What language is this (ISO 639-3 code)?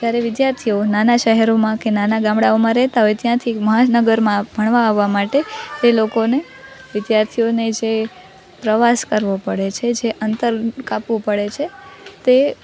guj